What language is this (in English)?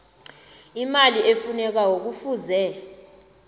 South Ndebele